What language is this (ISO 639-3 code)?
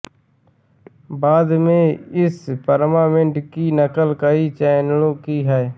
hin